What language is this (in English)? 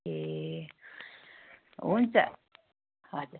Nepali